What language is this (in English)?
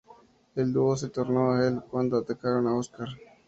Spanish